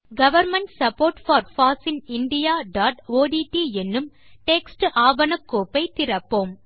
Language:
Tamil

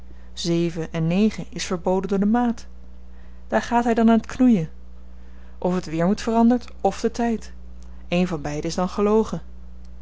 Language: Dutch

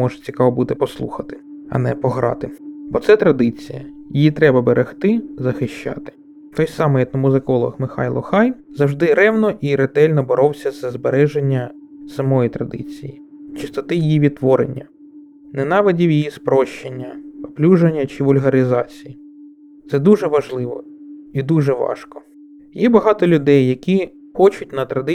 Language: Ukrainian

